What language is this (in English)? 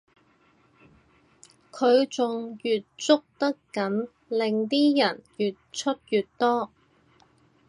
Cantonese